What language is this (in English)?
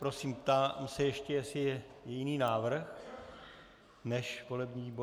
Czech